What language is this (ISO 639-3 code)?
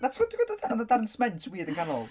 cym